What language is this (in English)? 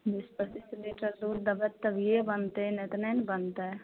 Maithili